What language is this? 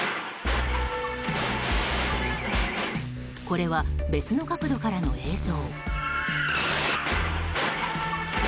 Japanese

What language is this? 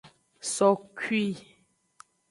Aja (Benin)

